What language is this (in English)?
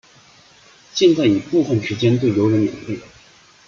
Chinese